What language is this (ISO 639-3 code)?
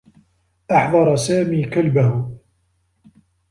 ara